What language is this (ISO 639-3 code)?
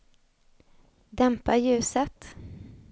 swe